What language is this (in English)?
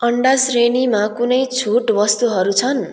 Nepali